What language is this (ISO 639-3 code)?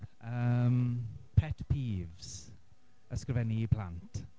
cym